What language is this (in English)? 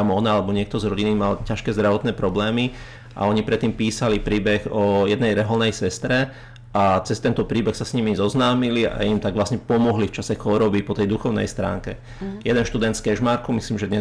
Slovak